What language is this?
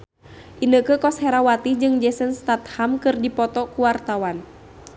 Sundanese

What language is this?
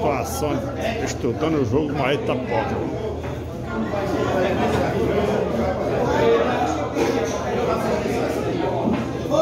Portuguese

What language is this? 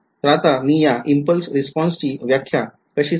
Marathi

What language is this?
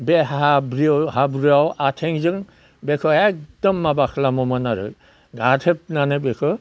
Bodo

